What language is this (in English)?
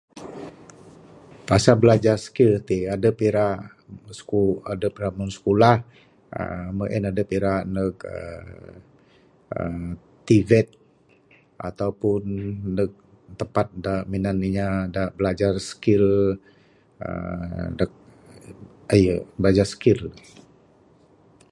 Bukar-Sadung Bidayuh